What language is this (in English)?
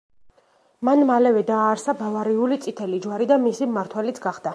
Georgian